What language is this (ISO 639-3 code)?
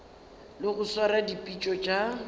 nso